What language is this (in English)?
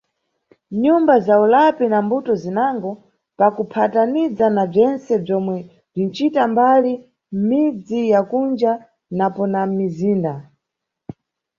Nyungwe